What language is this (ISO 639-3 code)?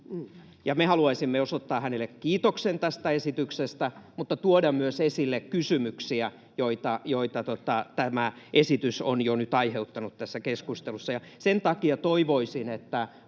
fin